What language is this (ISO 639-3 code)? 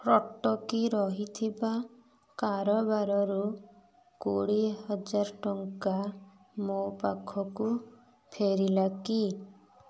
ori